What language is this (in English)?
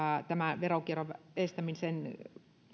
Finnish